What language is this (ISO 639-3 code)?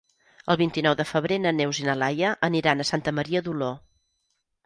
cat